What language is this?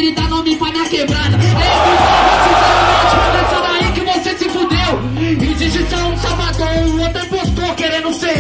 Portuguese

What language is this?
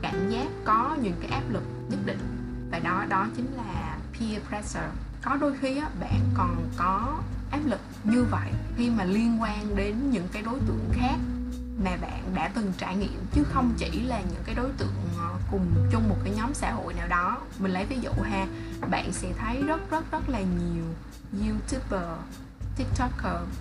Vietnamese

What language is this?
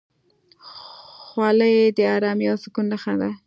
Pashto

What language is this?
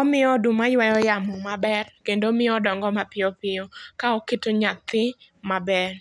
Luo (Kenya and Tanzania)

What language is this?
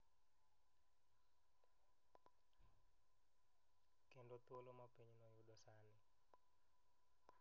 Luo (Kenya and Tanzania)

